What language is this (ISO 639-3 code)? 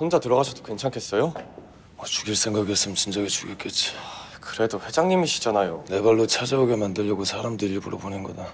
kor